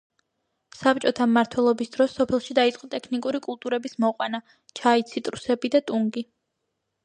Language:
Georgian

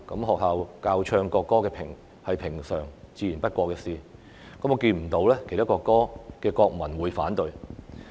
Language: Cantonese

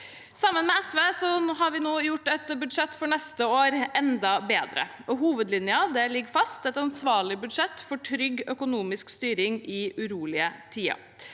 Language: Norwegian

